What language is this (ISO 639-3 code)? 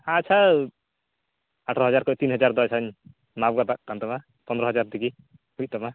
sat